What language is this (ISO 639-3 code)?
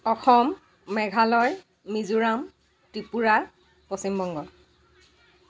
asm